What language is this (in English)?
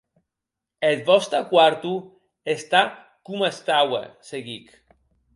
Occitan